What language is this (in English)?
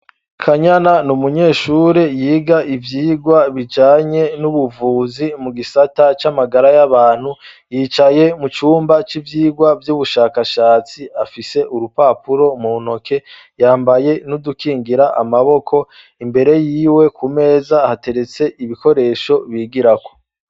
Rundi